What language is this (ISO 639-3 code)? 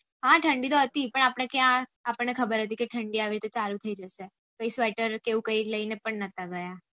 guj